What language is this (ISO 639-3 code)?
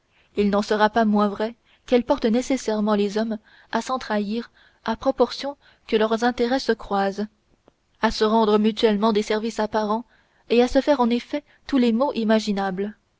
fra